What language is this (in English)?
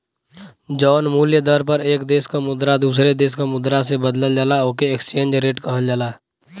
Bhojpuri